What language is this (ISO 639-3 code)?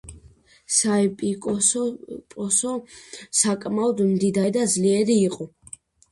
kat